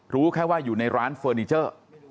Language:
Thai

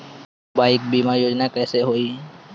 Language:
Bhojpuri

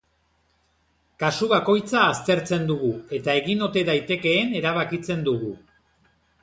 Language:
Basque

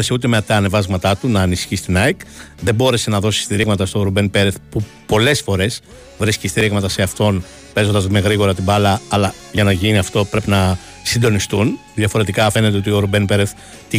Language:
Greek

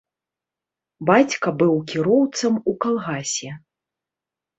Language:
Belarusian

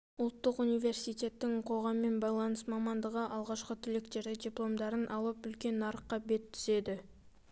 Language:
Kazakh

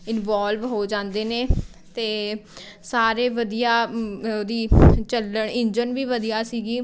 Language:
Punjabi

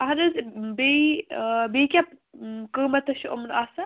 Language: Kashmiri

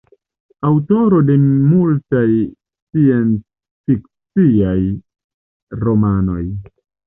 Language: Esperanto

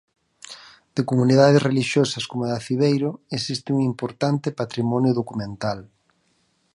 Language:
Galician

